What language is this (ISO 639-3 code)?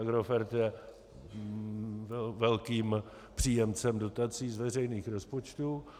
ces